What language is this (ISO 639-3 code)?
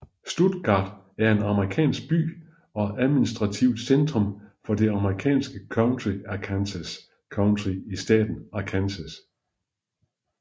dan